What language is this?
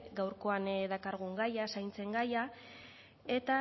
Basque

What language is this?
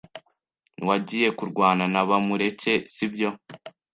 Kinyarwanda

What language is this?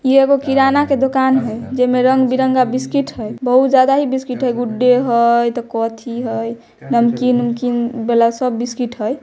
Magahi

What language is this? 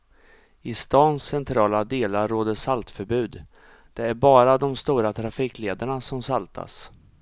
Swedish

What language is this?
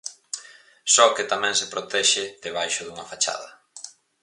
Galician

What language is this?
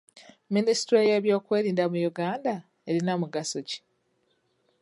Ganda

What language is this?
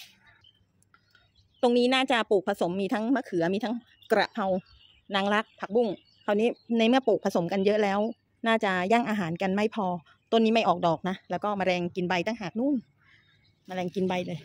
Thai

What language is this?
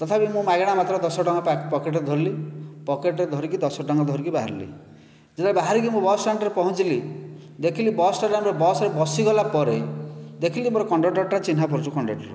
Odia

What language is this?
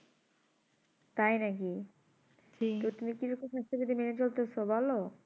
Bangla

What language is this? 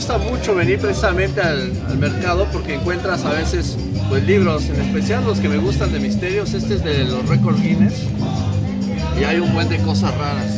Spanish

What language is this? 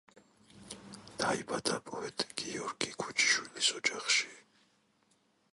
Georgian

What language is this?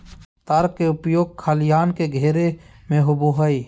Magahi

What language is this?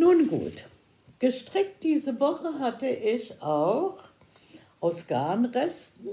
German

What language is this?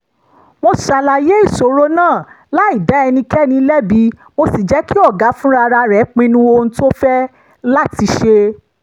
Yoruba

